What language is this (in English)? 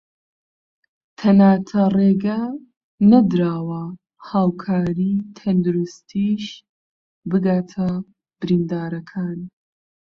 Central Kurdish